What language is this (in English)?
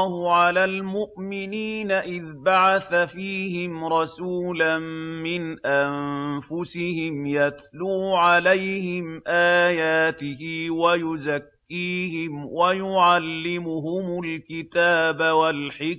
Arabic